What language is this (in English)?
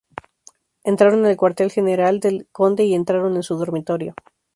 Spanish